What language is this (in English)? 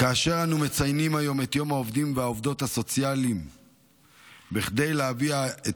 Hebrew